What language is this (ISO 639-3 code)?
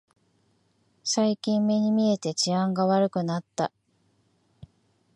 jpn